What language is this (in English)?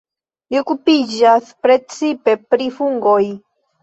Esperanto